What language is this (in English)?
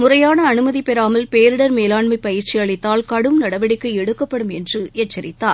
Tamil